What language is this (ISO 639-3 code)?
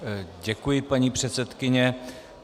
ces